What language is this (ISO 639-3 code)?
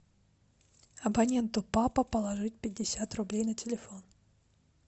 rus